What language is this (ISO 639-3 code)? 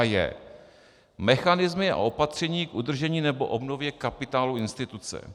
ces